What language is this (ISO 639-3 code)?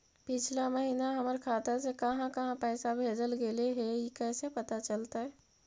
mag